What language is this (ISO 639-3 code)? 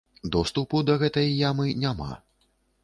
bel